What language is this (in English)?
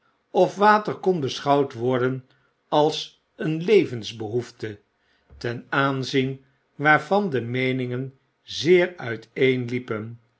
Dutch